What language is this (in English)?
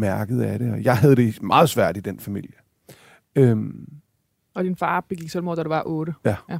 Danish